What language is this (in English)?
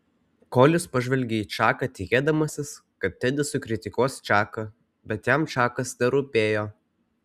Lithuanian